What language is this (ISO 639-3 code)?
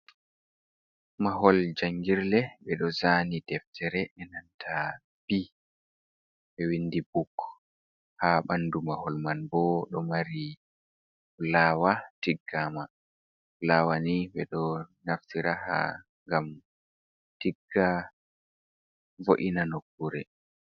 ful